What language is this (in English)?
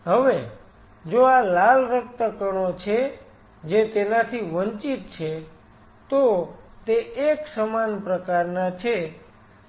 Gujarati